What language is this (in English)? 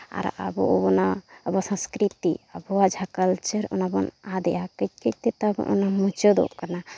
Santali